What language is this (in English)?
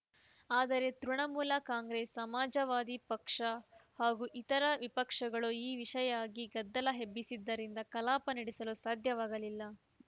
Kannada